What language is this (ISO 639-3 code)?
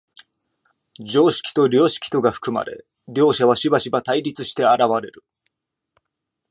jpn